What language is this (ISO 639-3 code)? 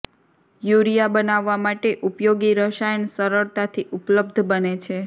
guj